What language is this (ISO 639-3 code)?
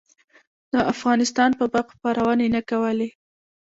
pus